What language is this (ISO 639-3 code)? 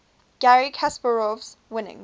eng